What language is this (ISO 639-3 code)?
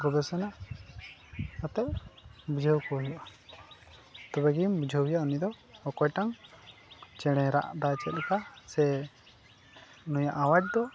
sat